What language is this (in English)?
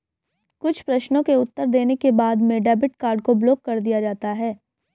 Hindi